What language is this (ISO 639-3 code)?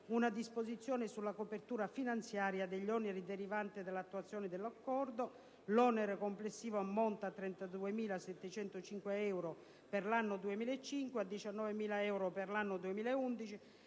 ita